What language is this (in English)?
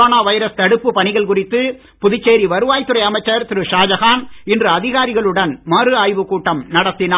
Tamil